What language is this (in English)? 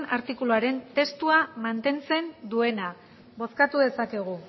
Basque